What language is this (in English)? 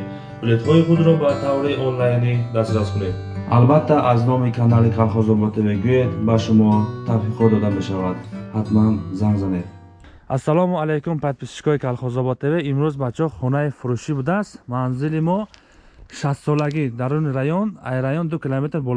Turkish